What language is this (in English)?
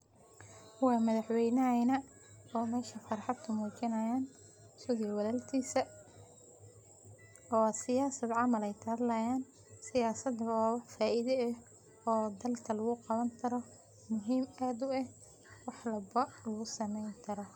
Somali